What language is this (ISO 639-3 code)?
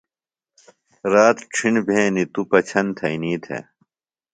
phl